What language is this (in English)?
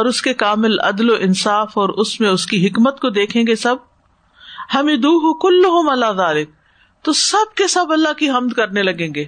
Urdu